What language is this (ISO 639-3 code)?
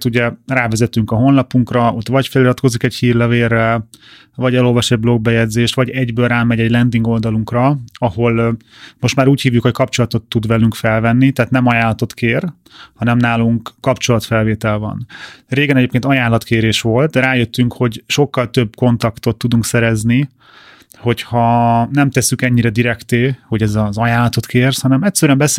hun